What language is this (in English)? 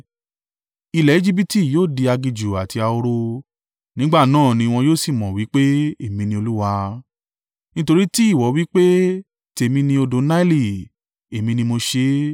Yoruba